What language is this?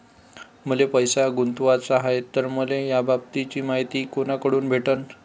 Marathi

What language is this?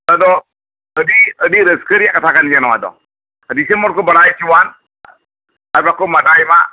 Santali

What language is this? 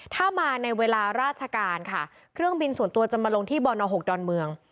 Thai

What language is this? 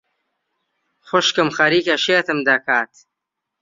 Central Kurdish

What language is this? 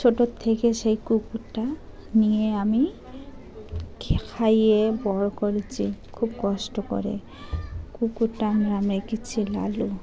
Bangla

